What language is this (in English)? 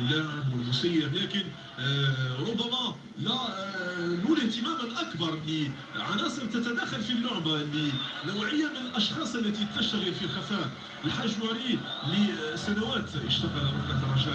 Arabic